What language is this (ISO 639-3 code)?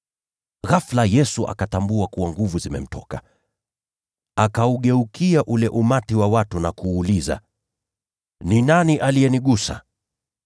swa